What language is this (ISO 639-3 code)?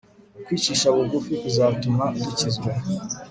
kin